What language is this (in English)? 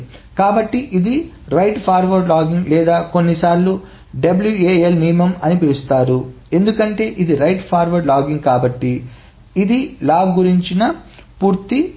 Telugu